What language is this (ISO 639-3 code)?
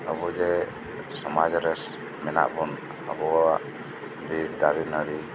sat